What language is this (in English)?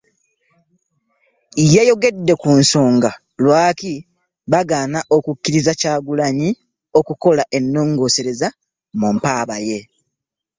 Ganda